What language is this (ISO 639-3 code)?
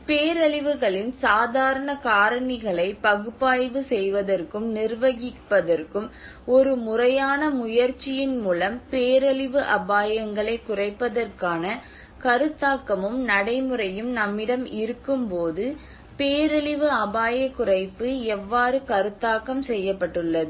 tam